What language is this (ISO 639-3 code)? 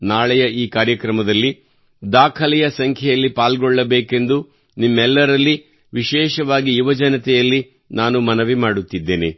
kan